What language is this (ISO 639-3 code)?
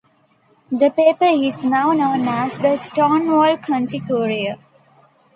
eng